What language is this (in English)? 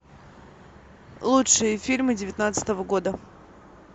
Russian